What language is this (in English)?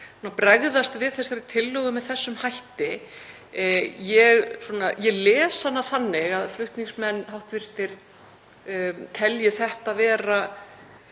Icelandic